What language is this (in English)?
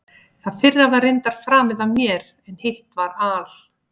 Icelandic